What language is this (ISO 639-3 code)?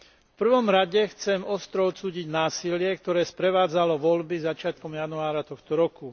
slk